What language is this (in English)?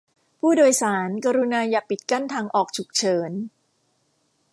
Thai